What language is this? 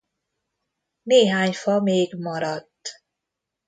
Hungarian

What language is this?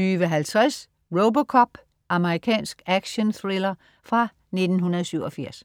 Danish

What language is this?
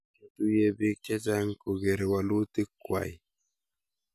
Kalenjin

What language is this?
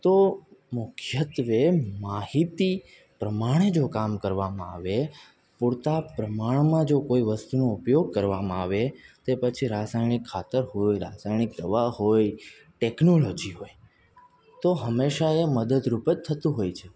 Gujarati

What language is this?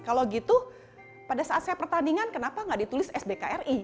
Indonesian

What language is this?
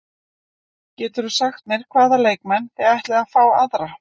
Icelandic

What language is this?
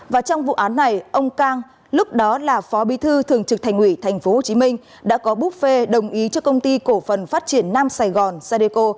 Vietnamese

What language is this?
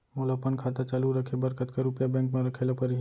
Chhattisgarhi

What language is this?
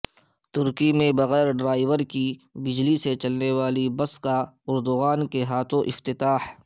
Urdu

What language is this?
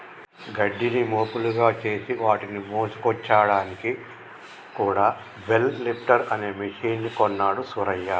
Telugu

